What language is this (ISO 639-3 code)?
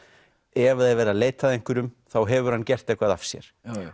isl